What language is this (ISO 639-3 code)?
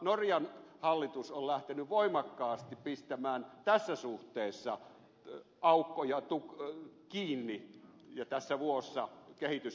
fin